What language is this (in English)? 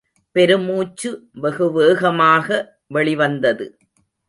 Tamil